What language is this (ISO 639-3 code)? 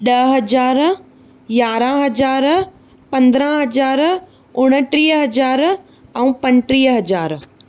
snd